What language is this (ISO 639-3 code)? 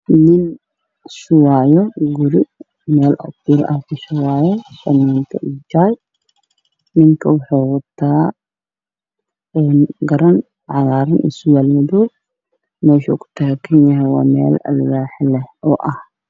som